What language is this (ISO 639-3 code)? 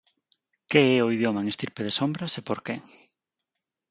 glg